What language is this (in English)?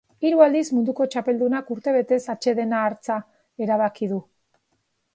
Basque